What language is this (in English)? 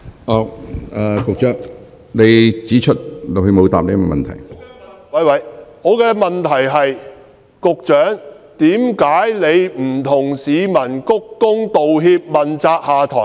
Cantonese